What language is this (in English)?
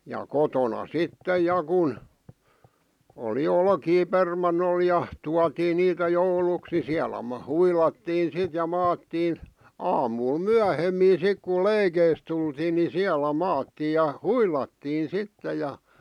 Finnish